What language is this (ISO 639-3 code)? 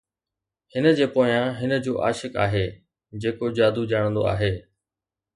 snd